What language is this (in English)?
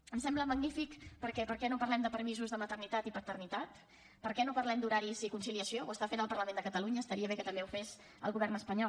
Catalan